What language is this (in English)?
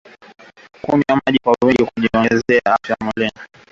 Swahili